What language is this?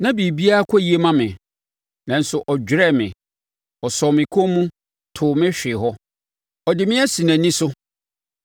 Akan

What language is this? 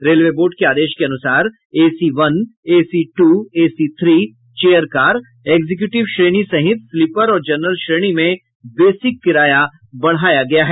Hindi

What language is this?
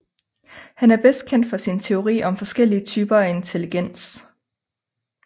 Danish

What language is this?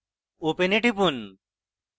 Bangla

